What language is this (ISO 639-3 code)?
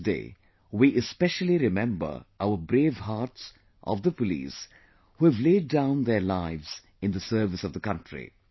eng